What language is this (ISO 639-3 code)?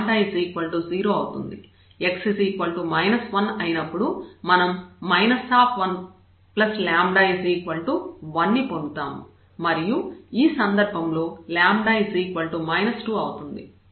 tel